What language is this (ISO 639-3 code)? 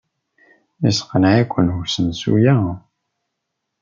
kab